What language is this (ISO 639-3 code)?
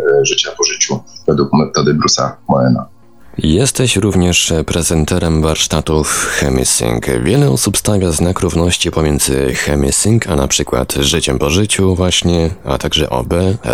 pol